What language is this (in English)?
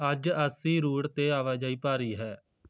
Punjabi